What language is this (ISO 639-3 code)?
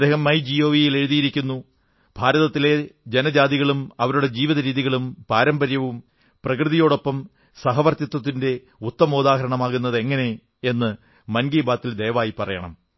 mal